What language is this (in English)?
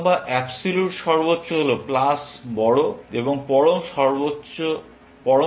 Bangla